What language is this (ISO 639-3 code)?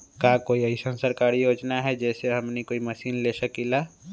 mag